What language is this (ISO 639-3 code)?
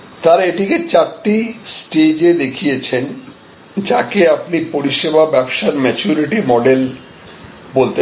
ben